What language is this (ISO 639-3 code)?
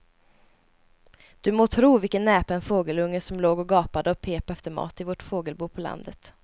swe